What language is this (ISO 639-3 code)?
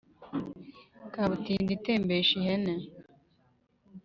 kin